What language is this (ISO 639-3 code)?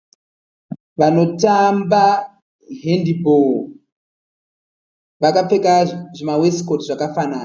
sna